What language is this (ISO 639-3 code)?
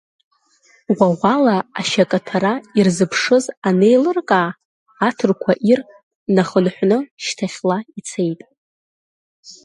abk